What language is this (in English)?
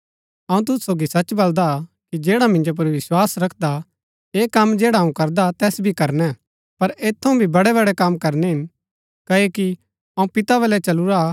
Gaddi